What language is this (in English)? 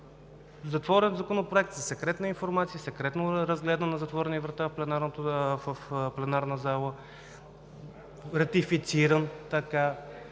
Bulgarian